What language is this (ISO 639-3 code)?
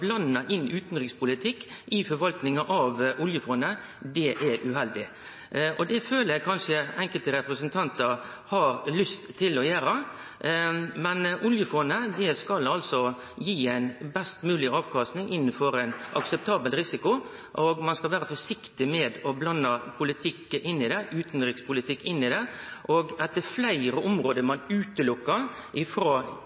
nno